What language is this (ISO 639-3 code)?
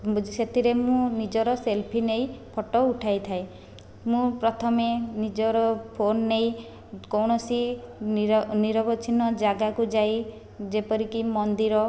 ori